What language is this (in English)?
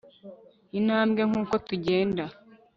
Kinyarwanda